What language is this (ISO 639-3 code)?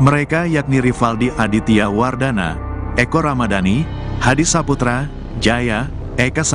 ind